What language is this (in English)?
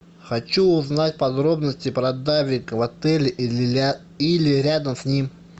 Russian